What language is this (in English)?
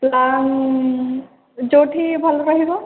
Odia